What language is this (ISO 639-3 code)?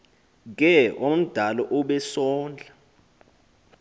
xho